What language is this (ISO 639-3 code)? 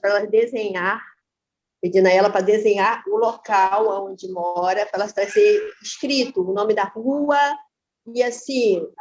por